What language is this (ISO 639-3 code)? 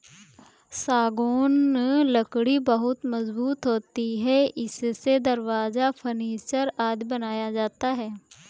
hin